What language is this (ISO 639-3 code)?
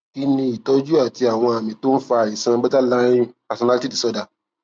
yor